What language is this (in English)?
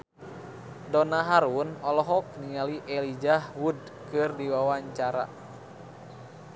Sundanese